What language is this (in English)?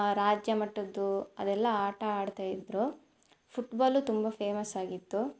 Kannada